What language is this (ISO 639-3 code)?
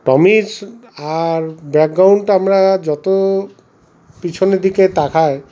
ben